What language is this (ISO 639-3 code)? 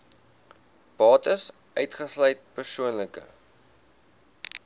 afr